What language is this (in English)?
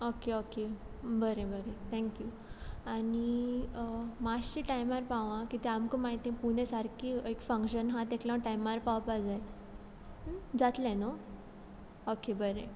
Konkani